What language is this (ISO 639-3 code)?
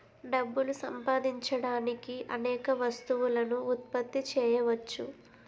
tel